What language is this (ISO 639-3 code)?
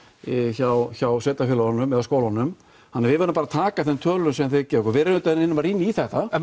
isl